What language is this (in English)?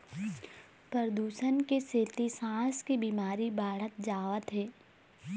Chhattisgarhi